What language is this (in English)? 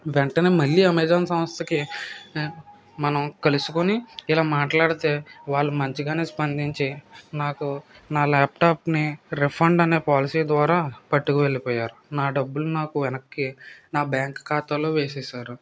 Telugu